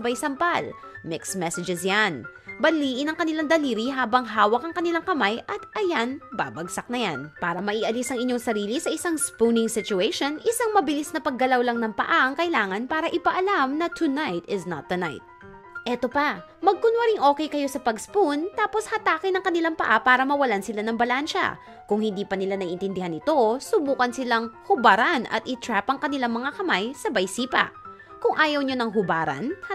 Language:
Filipino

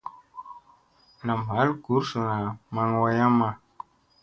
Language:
Musey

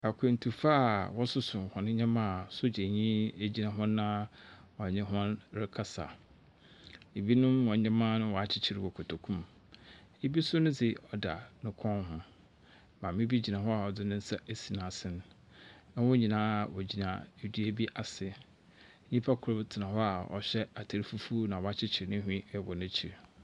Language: Akan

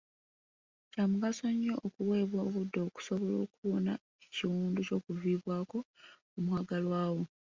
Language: Ganda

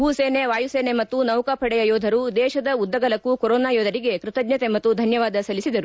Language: Kannada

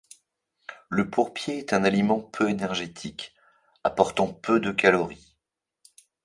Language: French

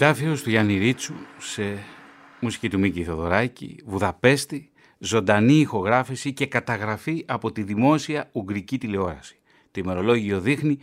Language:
Greek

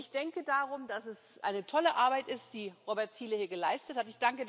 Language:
German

